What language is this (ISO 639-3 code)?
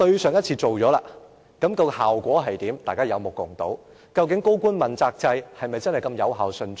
yue